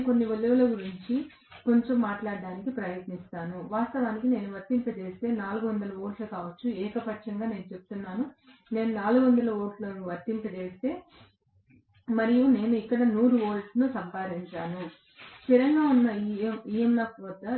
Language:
Telugu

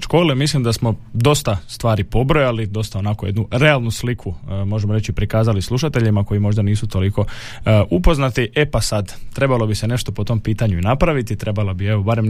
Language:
Croatian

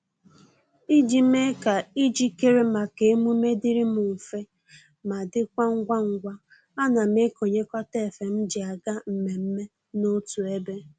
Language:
Igbo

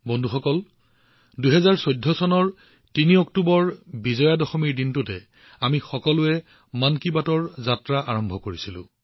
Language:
Assamese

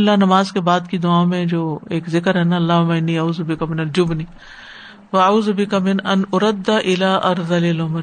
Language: Urdu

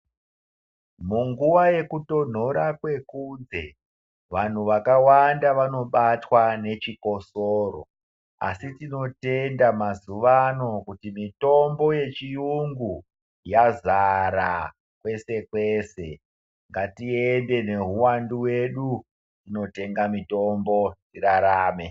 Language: Ndau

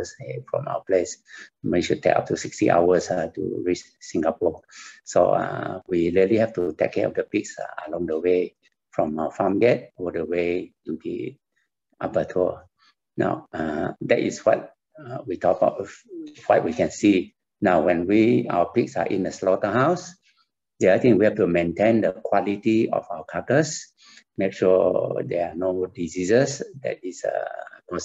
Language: English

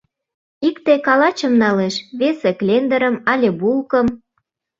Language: Mari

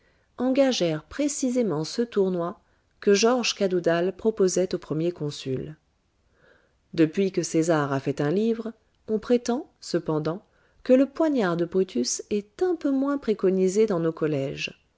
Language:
French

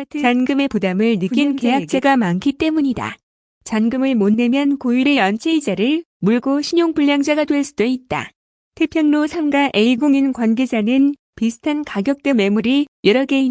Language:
Korean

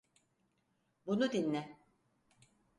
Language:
Turkish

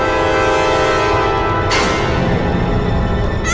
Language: Indonesian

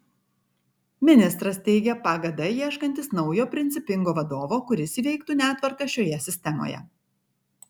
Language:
Lithuanian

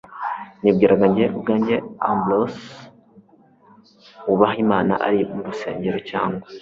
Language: Kinyarwanda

